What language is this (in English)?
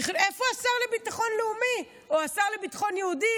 Hebrew